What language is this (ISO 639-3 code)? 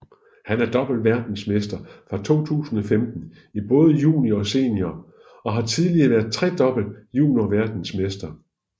dan